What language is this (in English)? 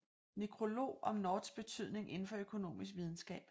Danish